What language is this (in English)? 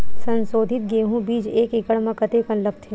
Chhattisgarhi